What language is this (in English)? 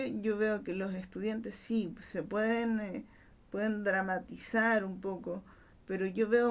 Spanish